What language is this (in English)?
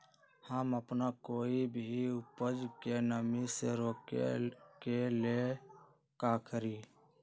Magahi